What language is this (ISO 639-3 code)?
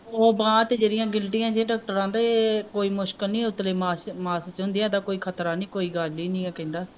pan